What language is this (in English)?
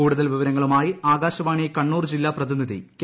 Malayalam